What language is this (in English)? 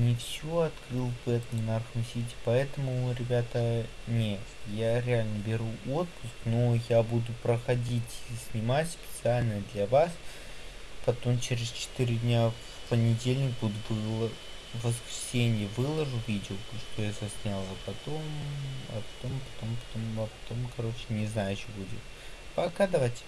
Russian